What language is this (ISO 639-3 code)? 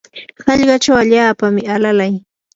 qur